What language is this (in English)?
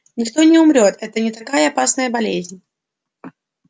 Russian